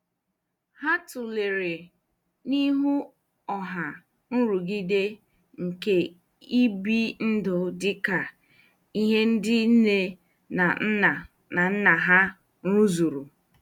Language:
Igbo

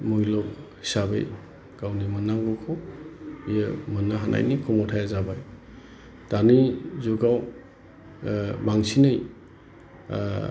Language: Bodo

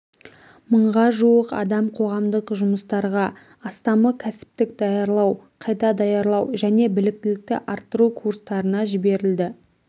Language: Kazakh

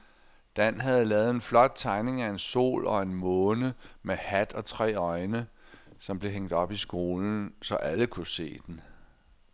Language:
Danish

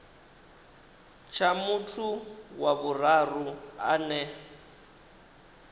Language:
Venda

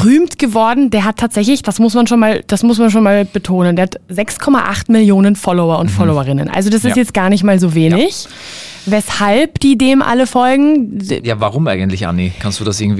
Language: German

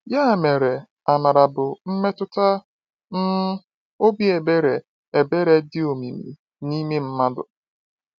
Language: Igbo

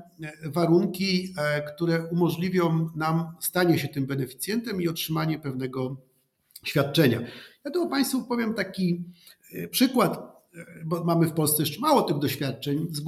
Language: Polish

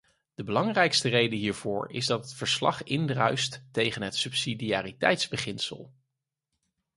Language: Dutch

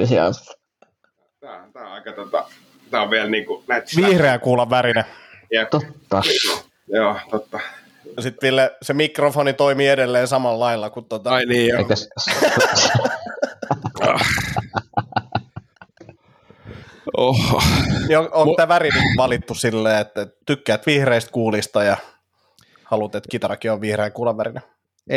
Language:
Finnish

